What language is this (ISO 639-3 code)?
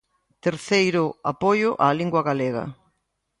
glg